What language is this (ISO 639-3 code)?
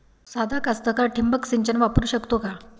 mar